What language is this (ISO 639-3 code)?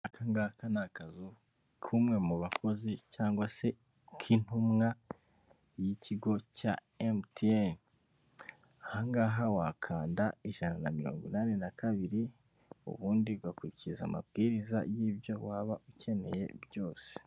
kin